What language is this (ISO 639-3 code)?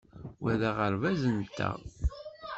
kab